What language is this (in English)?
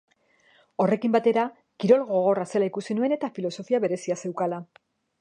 Basque